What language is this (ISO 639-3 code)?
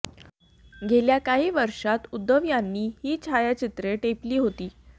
mar